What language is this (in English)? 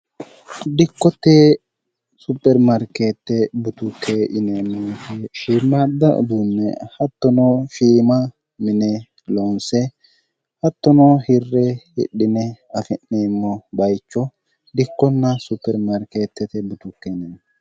Sidamo